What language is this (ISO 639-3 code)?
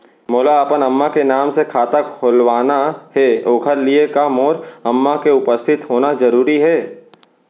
hne